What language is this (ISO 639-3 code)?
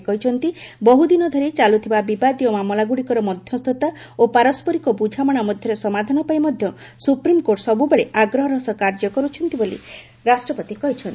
ori